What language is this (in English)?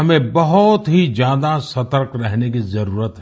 Hindi